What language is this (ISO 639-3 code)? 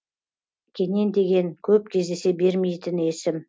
kaz